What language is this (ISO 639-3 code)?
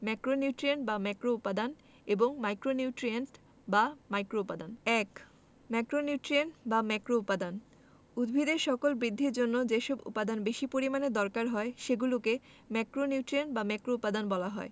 ben